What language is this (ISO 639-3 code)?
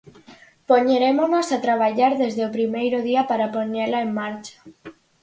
glg